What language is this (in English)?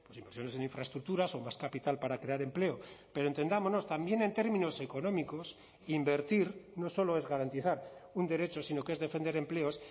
Spanish